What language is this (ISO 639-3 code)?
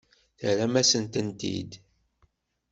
kab